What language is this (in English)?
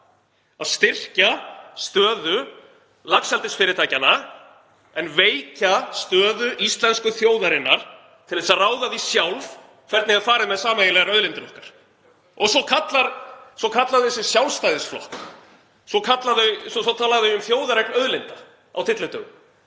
Icelandic